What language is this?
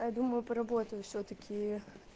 Russian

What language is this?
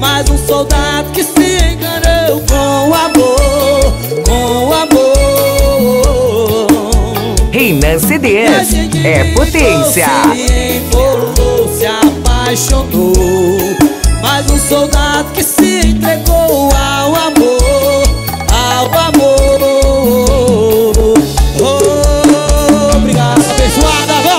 Portuguese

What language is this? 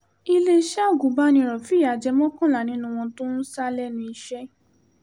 Yoruba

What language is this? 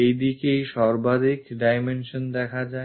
Bangla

